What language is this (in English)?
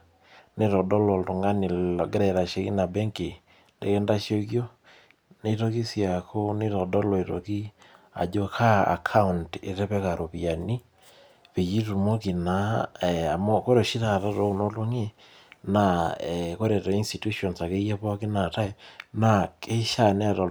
Masai